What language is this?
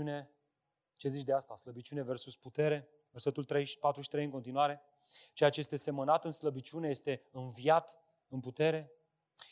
Romanian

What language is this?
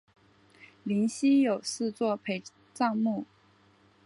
Chinese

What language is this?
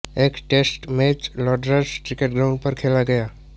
Hindi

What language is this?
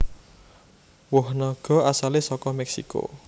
Javanese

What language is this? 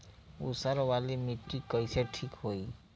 Bhojpuri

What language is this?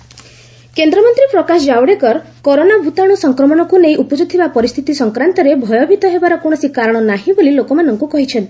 Odia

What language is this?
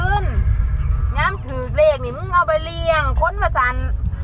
Thai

